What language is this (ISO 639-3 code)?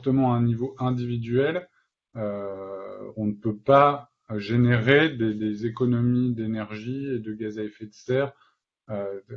fra